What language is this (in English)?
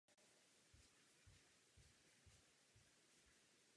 Czech